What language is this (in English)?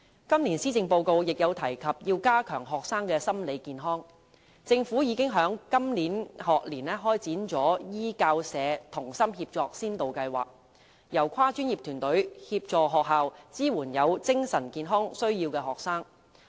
Cantonese